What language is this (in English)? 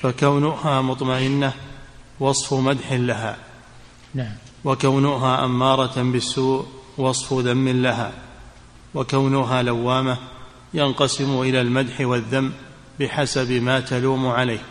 Arabic